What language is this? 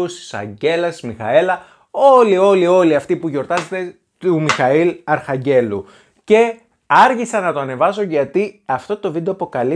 Greek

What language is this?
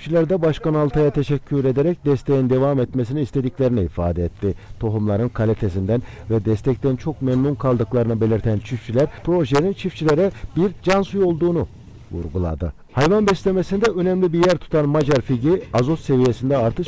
Turkish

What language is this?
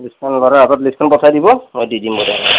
Assamese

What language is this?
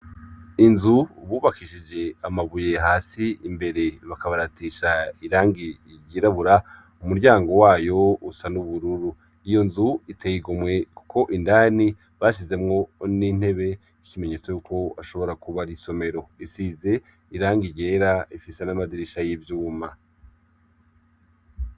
Rundi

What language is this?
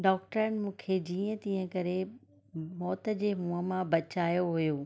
Sindhi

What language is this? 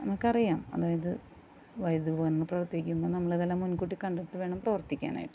Malayalam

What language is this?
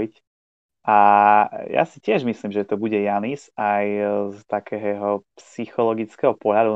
Slovak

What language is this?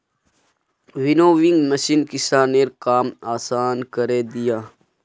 Magahi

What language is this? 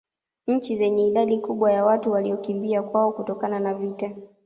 Swahili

